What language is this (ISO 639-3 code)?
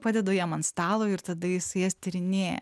lit